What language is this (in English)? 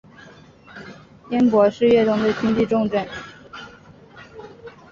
Chinese